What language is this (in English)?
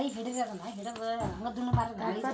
Kannada